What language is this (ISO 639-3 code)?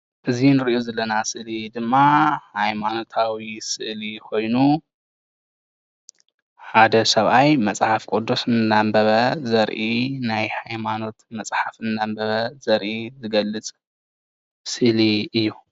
tir